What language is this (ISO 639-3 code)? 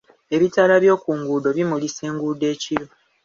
lug